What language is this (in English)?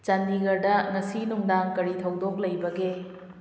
Manipuri